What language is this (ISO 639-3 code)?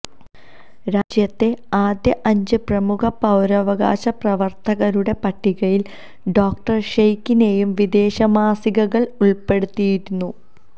mal